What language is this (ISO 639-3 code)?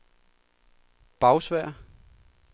dan